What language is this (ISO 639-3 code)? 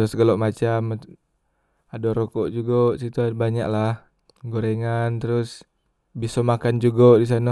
mui